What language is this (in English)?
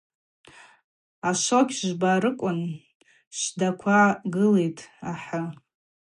Abaza